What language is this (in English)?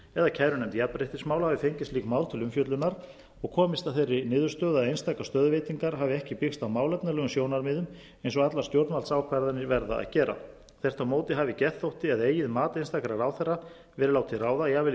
Icelandic